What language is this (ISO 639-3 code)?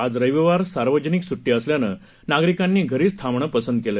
mar